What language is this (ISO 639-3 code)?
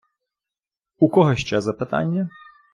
ukr